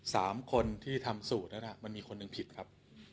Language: Thai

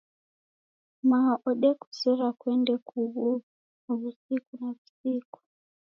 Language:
Taita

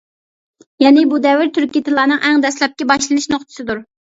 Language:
Uyghur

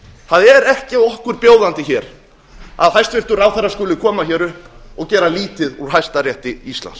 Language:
Icelandic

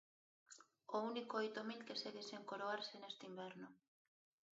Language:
Galician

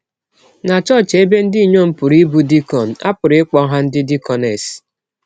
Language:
Igbo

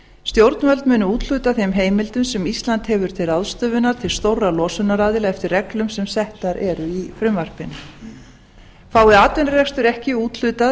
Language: Icelandic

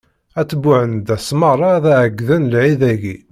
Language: Kabyle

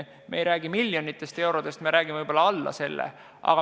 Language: Estonian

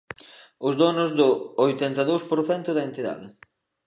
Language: Galician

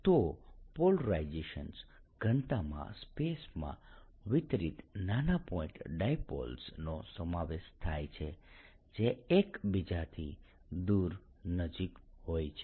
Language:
Gujarati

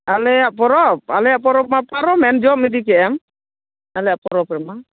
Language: Santali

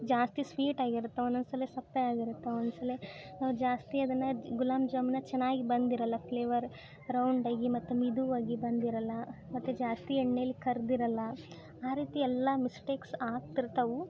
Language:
Kannada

